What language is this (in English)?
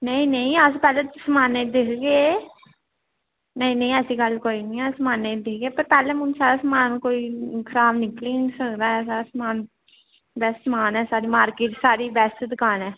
Dogri